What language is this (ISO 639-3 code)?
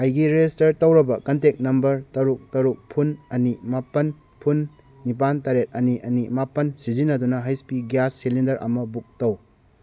mni